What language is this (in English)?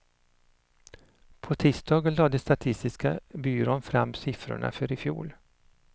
Swedish